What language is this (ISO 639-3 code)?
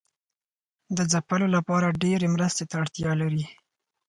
pus